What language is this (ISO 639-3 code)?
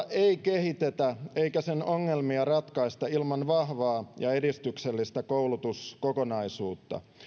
fin